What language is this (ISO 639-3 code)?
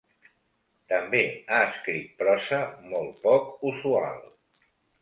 cat